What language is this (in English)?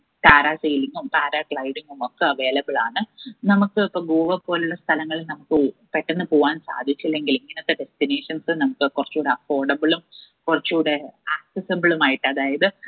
Malayalam